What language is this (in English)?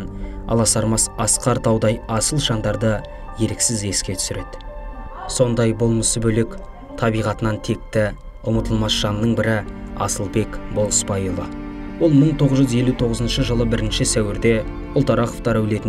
Turkish